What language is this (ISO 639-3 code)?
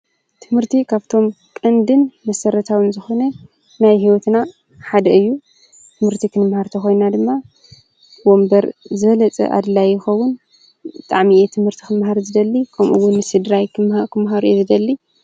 tir